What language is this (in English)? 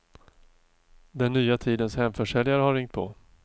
Swedish